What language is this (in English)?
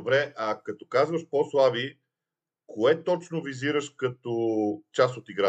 Bulgarian